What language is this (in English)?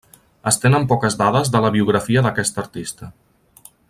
Catalan